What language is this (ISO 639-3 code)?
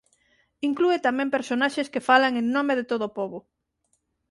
glg